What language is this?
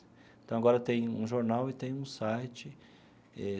Portuguese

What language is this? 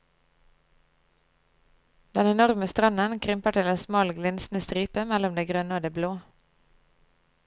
Norwegian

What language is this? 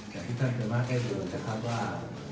Thai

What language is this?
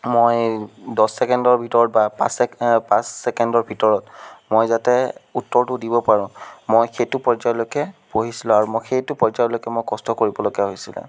Assamese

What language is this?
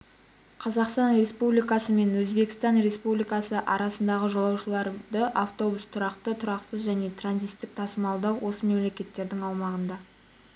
Kazakh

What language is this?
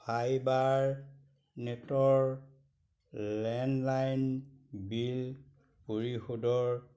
Assamese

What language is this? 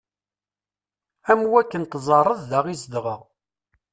Kabyle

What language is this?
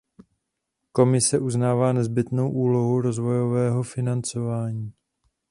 Czech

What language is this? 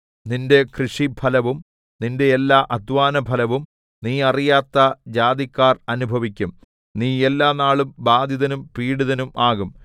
Malayalam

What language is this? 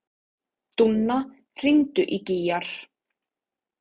Icelandic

